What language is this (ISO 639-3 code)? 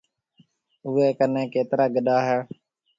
mve